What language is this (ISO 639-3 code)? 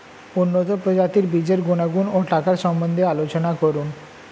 ben